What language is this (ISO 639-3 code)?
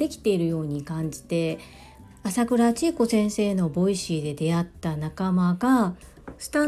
jpn